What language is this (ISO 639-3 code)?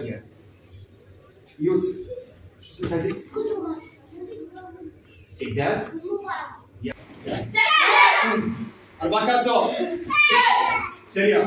ara